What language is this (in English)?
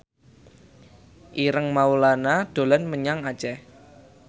Javanese